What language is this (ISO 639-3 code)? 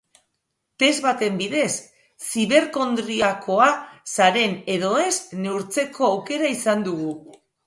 eus